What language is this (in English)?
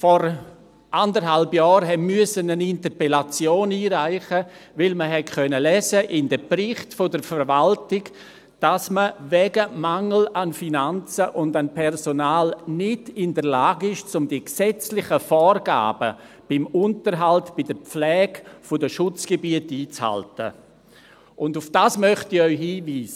Swiss German